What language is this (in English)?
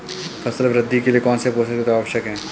Hindi